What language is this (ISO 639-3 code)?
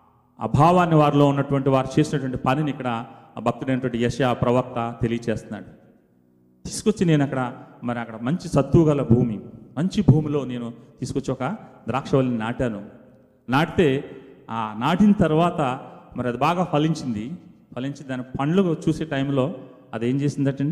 tel